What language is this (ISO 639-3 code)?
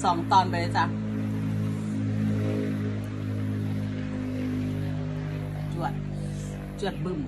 tha